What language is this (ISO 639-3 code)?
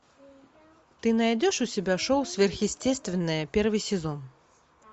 rus